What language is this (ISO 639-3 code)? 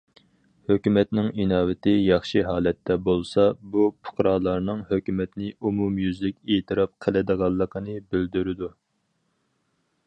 uig